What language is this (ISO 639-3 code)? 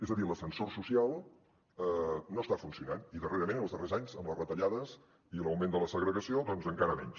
cat